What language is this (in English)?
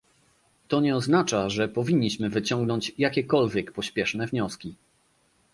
Polish